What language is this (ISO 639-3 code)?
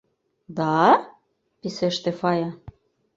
chm